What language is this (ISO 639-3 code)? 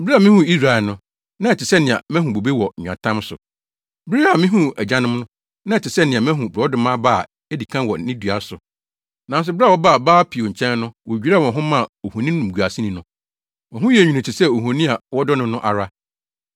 aka